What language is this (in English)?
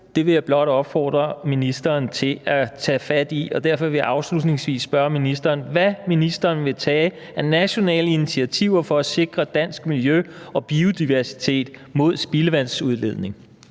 Danish